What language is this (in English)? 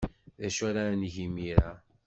Kabyle